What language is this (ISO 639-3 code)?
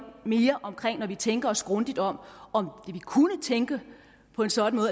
dan